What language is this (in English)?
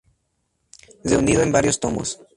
Spanish